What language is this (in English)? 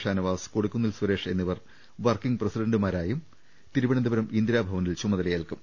Malayalam